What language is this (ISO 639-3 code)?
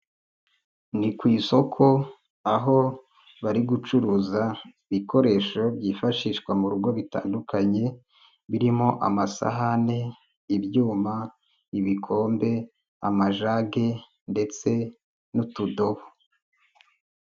kin